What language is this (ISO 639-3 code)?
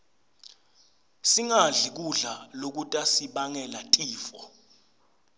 ssw